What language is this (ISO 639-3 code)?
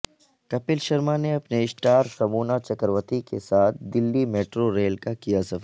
urd